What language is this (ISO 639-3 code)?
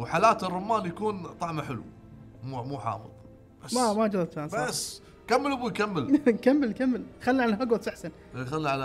ara